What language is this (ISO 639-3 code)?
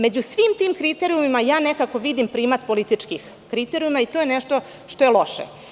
srp